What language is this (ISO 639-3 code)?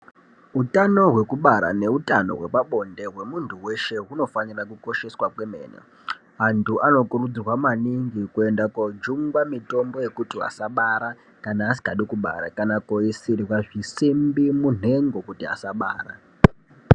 ndc